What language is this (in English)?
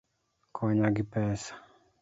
Luo (Kenya and Tanzania)